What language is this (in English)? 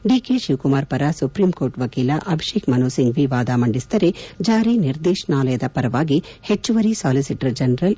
Kannada